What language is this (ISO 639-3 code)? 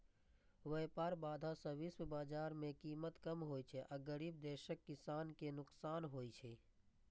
mai